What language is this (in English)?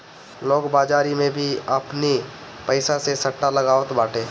Bhojpuri